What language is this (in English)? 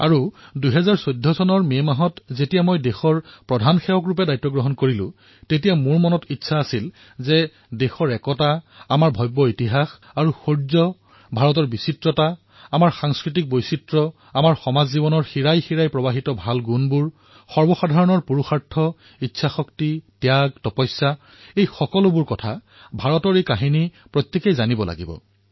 Assamese